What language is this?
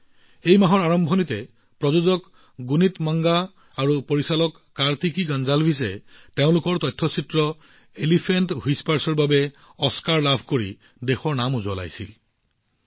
Assamese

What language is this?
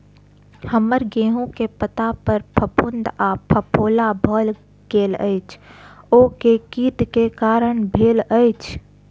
Maithili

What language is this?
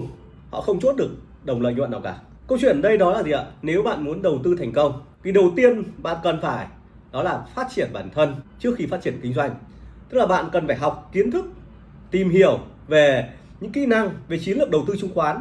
Vietnamese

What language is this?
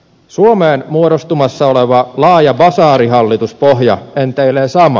Finnish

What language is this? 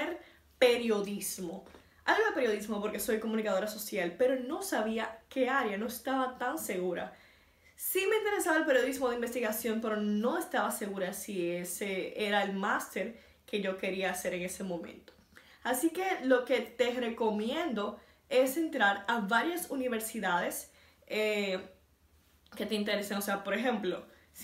Spanish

